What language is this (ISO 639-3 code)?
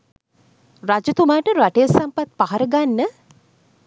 sin